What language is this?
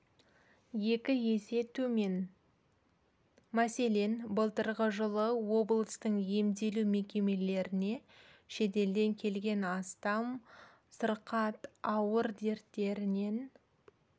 Kazakh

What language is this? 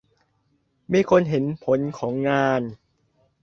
Thai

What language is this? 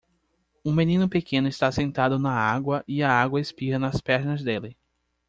Portuguese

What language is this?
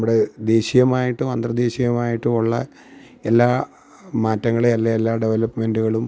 Malayalam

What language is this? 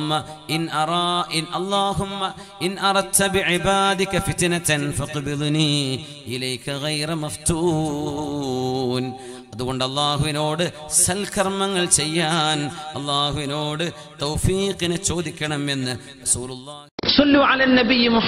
Arabic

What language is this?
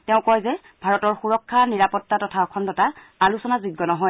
Assamese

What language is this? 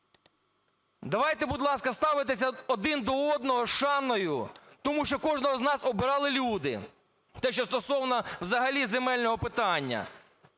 Ukrainian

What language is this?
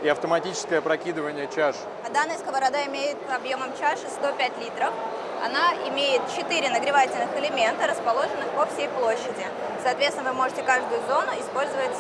Russian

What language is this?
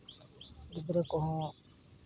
Santali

